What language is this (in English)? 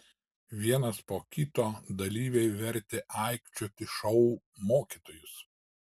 Lithuanian